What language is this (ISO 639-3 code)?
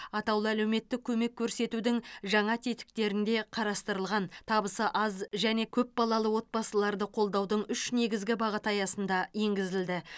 kaz